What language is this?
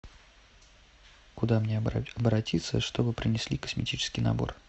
Russian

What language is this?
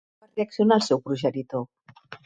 Catalan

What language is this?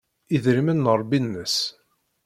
Kabyle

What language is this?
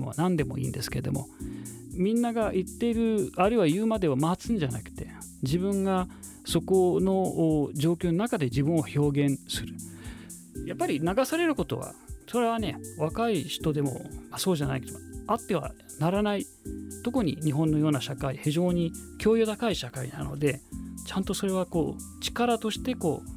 Japanese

